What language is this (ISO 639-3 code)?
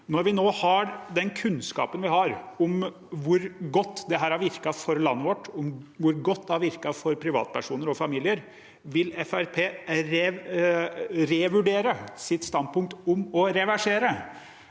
nor